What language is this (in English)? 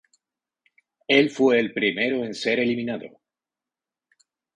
Spanish